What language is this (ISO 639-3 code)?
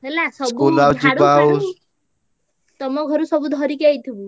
ori